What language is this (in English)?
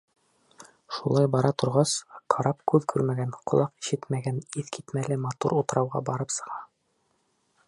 Bashkir